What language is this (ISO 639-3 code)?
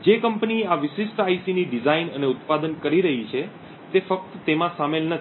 guj